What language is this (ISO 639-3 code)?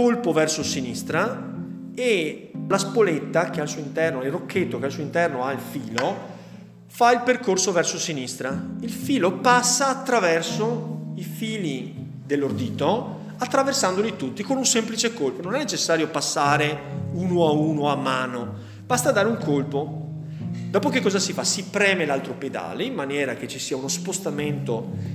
ita